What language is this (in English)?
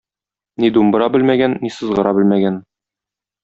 Tatar